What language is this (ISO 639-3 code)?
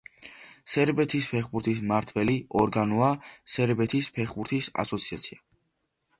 kat